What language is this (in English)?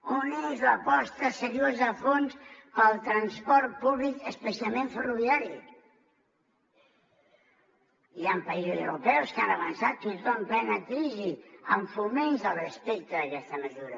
Catalan